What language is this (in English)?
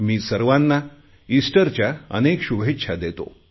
Marathi